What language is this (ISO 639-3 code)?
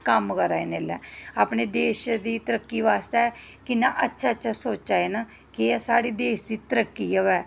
doi